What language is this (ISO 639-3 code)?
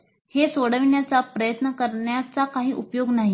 mar